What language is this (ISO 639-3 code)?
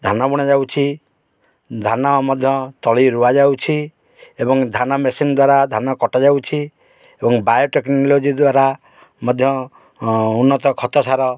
ori